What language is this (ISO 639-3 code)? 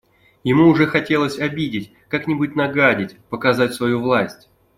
rus